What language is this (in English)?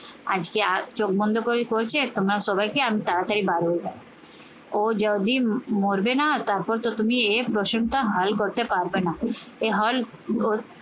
Bangla